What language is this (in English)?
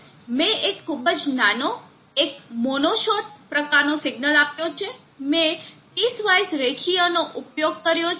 Gujarati